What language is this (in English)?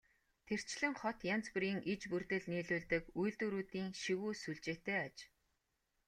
Mongolian